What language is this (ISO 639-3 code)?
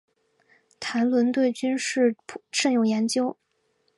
zho